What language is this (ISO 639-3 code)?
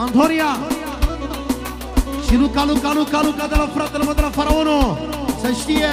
ron